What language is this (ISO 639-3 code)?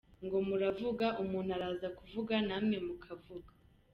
kin